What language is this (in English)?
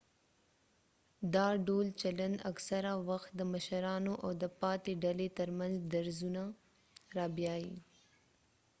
Pashto